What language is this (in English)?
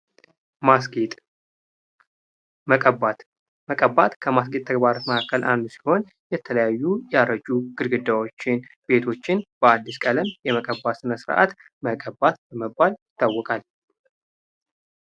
Amharic